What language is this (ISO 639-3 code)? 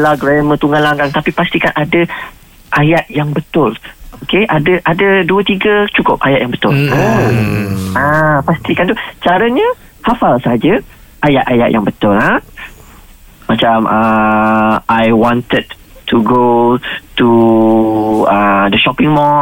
msa